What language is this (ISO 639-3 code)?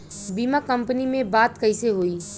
bho